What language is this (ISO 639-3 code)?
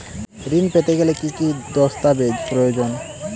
ben